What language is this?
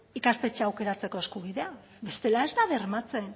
Basque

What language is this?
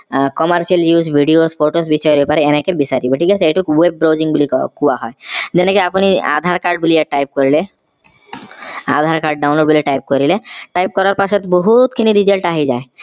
Assamese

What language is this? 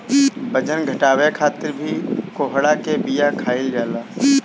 Bhojpuri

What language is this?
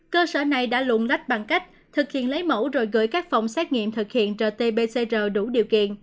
Vietnamese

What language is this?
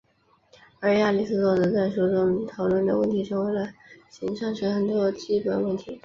Chinese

